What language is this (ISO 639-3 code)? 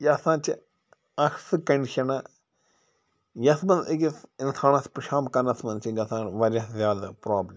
kas